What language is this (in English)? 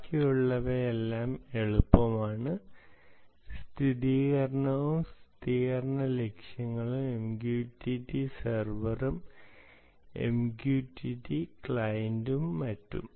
Malayalam